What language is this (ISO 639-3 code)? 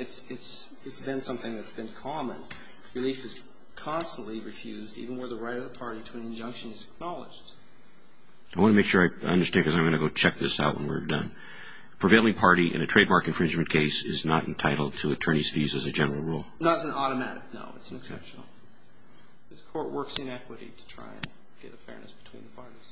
eng